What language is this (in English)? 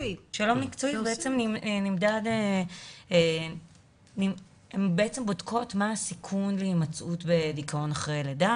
Hebrew